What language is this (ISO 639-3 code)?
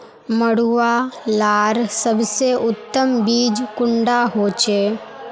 mag